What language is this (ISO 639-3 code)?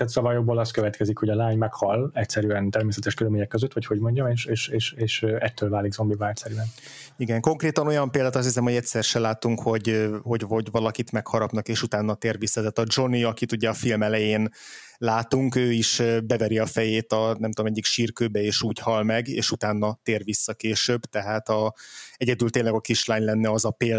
hun